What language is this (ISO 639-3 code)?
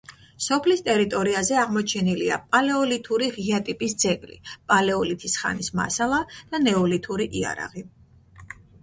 kat